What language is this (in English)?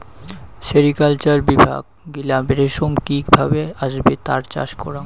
Bangla